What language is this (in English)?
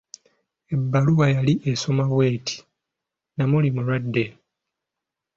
Ganda